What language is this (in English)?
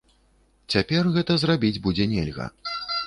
Belarusian